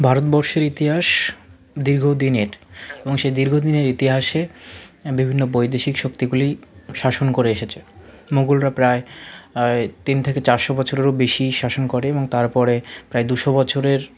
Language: Bangla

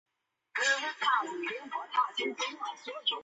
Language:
Chinese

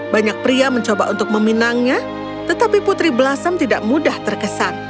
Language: Indonesian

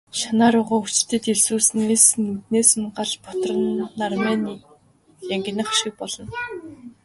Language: Mongolian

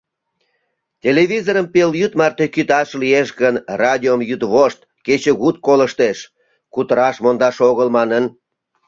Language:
Mari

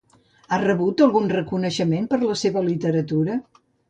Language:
Catalan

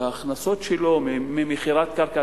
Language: Hebrew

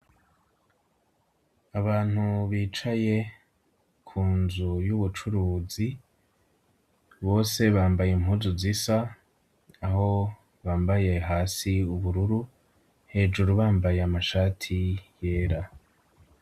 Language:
Rundi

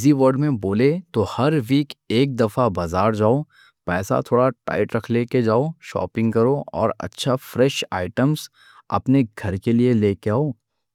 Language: Deccan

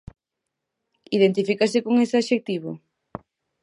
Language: Galician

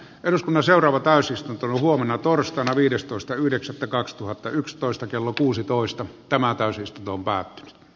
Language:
Finnish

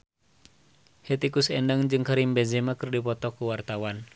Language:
Sundanese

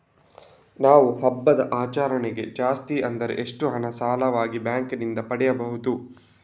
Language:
Kannada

